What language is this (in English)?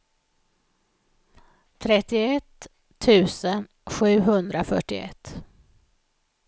Swedish